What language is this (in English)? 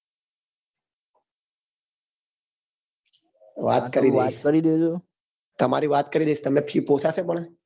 Gujarati